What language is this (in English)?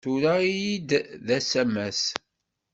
Kabyle